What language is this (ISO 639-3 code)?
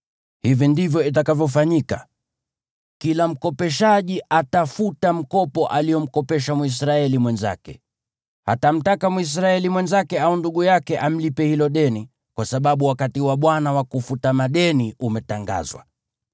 swa